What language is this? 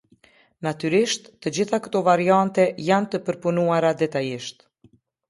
Albanian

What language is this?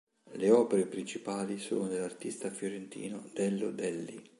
Italian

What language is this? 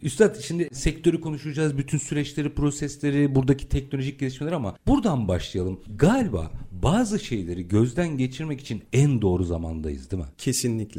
Turkish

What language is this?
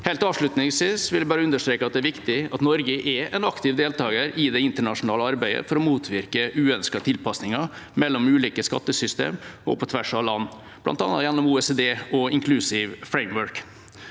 Norwegian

